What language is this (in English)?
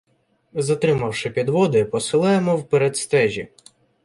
Ukrainian